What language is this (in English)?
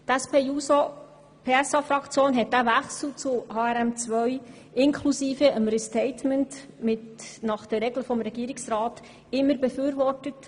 Swiss German